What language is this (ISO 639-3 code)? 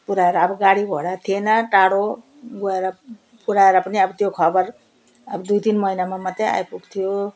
nep